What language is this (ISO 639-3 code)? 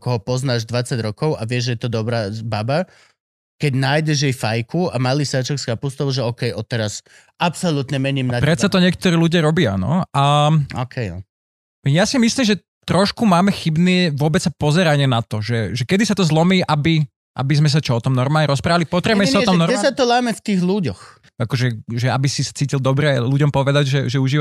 slk